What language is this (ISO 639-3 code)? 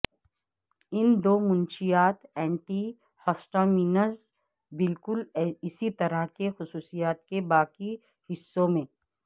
urd